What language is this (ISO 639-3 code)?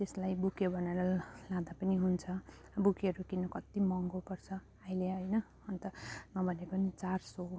nep